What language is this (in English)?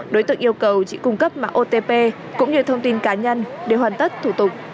Vietnamese